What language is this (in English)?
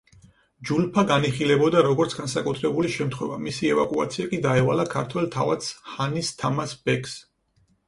Georgian